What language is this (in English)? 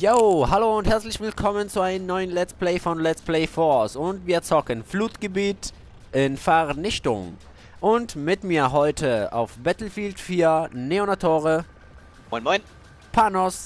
German